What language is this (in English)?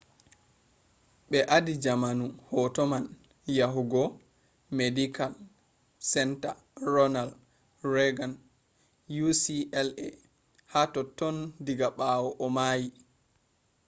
Fula